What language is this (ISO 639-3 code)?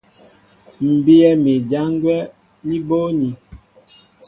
mbo